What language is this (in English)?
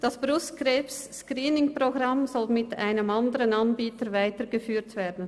Swiss German